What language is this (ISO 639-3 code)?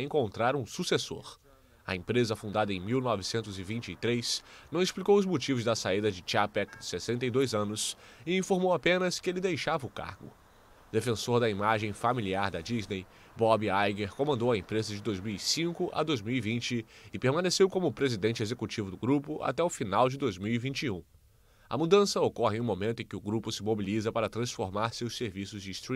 por